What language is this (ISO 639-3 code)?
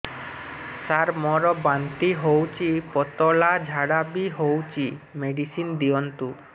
ori